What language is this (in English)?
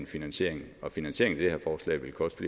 Danish